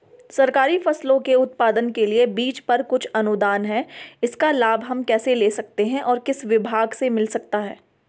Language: Hindi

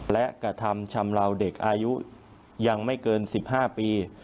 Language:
Thai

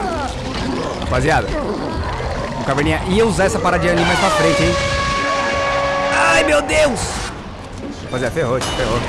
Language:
Portuguese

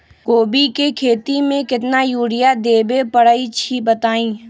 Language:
Magahi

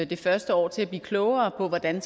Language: Danish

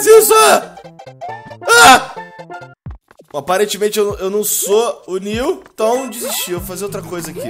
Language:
Portuguese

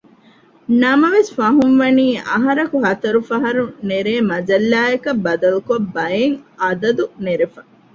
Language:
Divehi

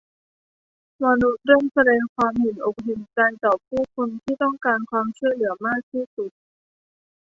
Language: Thai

